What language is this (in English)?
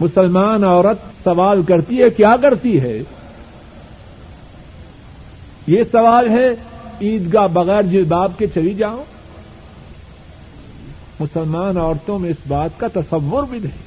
Urdu